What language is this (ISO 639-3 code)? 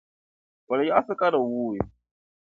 dag